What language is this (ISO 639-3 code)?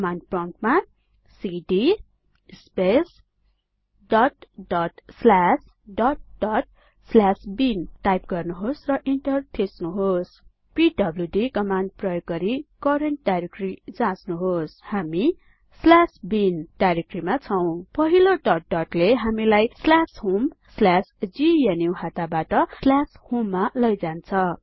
nep